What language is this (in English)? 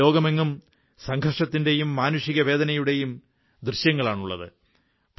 Malayalam